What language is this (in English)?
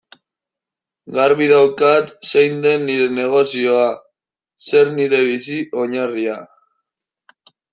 Basque